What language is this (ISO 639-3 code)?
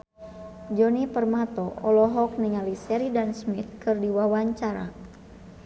sun